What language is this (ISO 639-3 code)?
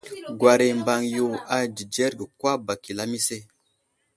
udl